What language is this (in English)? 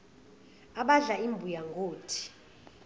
Zulu